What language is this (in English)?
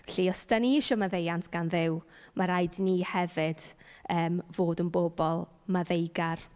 Welsh